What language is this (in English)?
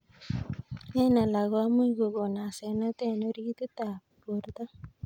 Kalenjin